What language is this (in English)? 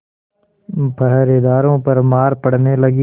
Hindi